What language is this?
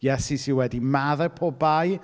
Welsh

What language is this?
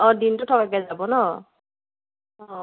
Assamese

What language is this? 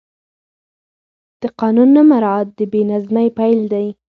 Pashto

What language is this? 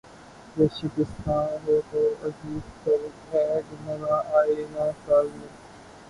Urdu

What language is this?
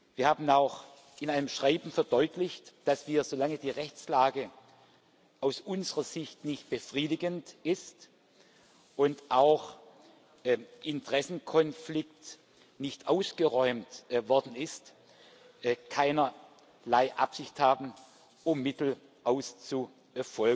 German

